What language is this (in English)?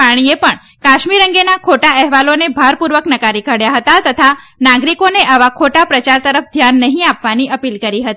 Gujarati